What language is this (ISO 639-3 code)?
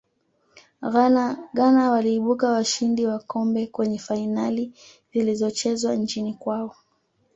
swa